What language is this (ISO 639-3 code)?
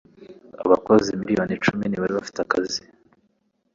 kin